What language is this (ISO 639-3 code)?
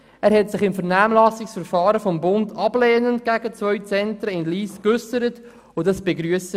gsw